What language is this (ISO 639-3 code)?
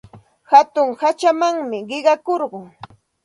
qxt